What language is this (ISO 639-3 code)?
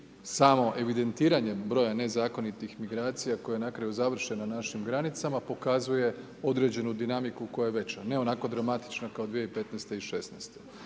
hrv